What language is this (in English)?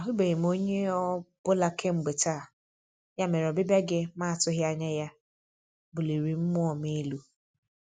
Igbo